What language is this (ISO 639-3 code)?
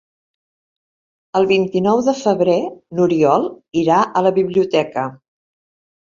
cat